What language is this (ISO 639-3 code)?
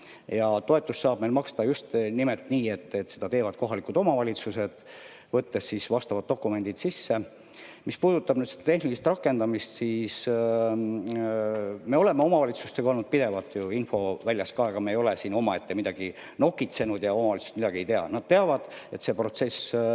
est